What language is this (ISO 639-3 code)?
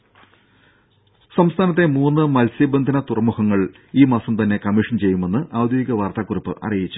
mal